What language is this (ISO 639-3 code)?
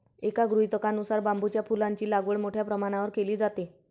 mar